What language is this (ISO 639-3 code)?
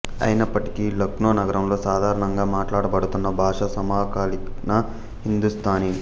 tel